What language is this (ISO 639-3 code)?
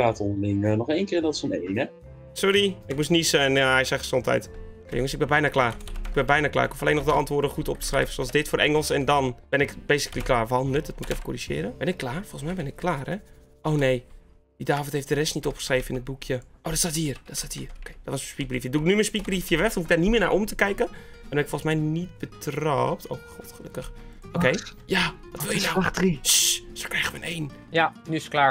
nld